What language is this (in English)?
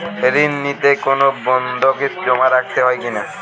Bangla